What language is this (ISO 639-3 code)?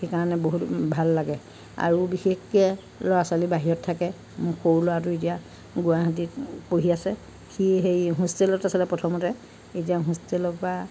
asm